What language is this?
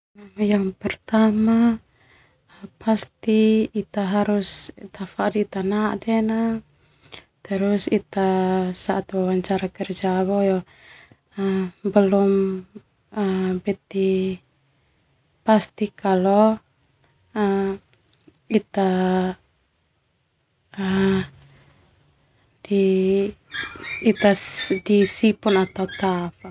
Termanu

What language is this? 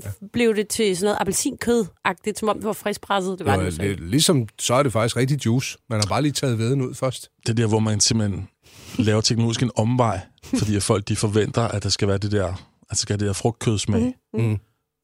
Danish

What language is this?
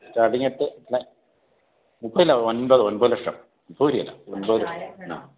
Malayalam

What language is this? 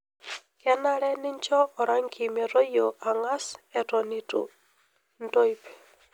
Masai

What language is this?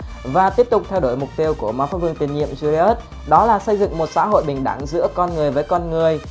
Vietnamese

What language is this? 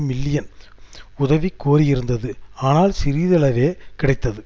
Tamil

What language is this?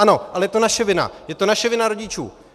Czech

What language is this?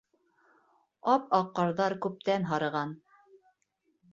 Bashkir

